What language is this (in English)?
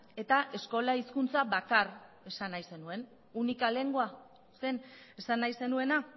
Basque